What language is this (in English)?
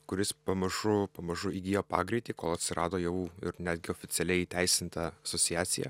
Lithuanian